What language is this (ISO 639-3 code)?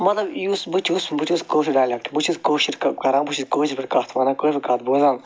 kas